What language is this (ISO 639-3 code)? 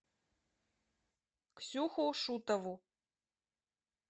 rus